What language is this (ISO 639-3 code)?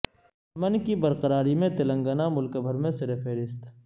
urd